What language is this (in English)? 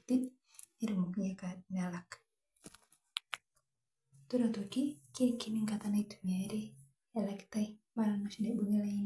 Masai